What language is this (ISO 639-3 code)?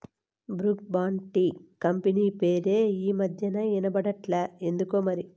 tel